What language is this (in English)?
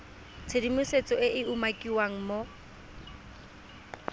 Tswana